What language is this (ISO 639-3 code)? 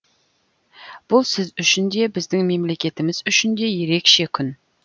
kaz